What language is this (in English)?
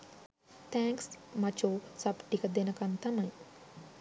Sinhala